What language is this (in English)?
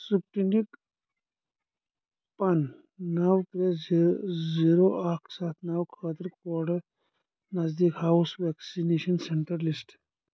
Kashmiri